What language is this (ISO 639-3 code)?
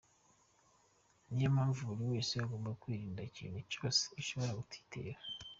kin